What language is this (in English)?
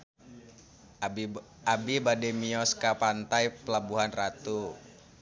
Sundanese